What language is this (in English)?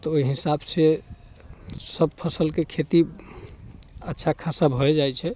Maithili